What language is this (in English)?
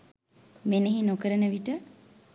Sinhala